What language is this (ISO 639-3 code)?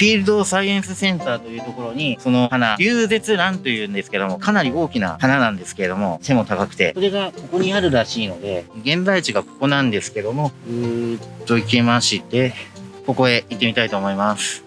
jpn